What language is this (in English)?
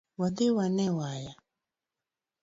Luo (Kenya and Tanzania)